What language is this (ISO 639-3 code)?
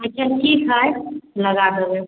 mai